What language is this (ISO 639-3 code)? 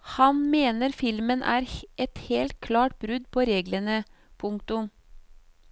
nor